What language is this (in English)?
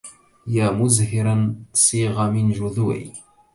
Arabic